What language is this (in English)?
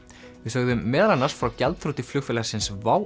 Icelandic